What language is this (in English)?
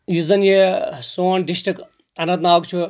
Kashmiri